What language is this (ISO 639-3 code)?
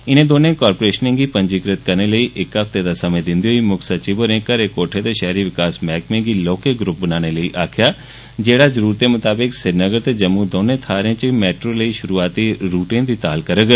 doi